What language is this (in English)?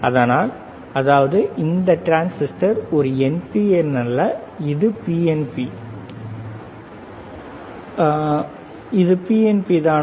Tamil